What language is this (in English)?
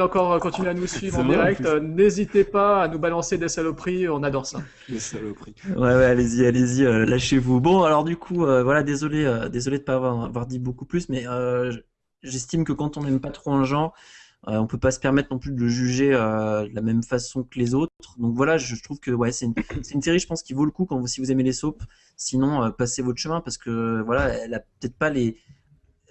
French